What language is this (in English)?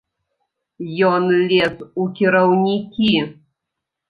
Belarusian